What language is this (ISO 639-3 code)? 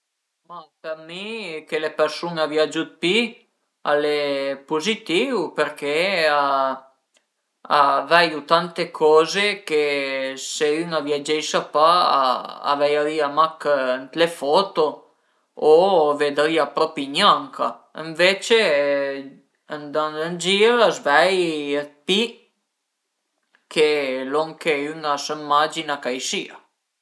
pms